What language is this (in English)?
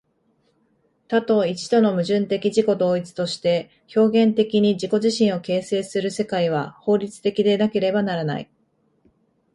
Japanese